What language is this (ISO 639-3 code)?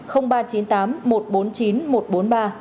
vie